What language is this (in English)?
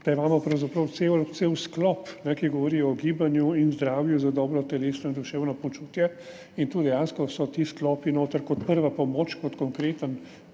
Slovenian